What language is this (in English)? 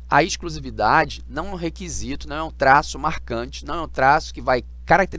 Portuguese